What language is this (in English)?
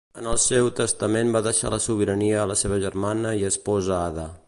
Catalan